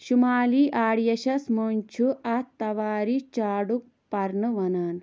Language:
Kashmiri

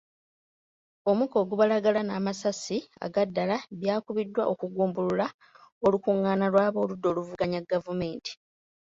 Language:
Ganda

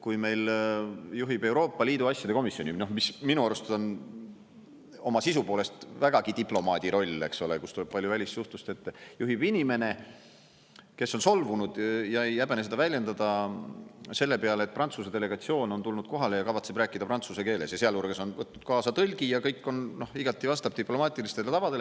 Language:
Estonian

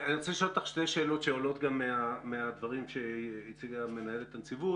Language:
Hebrew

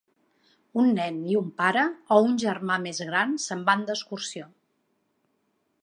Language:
Catalan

